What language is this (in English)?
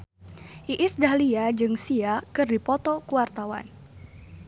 Sundanese